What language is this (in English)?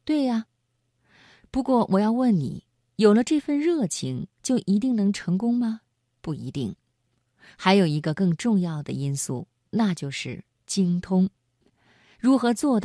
Chinese